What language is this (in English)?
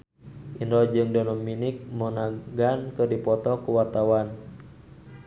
Sundanese